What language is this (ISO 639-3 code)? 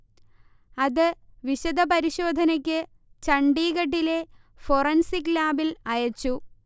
mal